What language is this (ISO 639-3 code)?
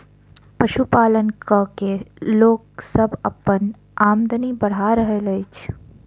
mai